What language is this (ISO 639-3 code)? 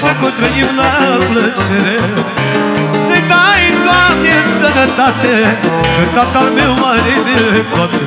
ron